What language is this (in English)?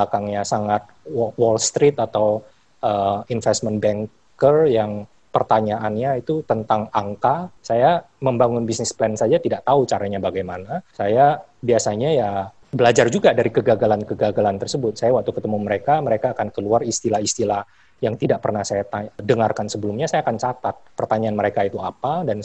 Indonesian